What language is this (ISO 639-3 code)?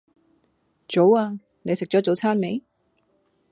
yue